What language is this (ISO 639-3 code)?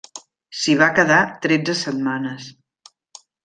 cat